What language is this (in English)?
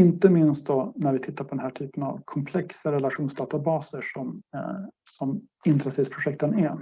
Swedish